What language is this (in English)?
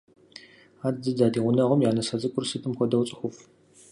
Kabardian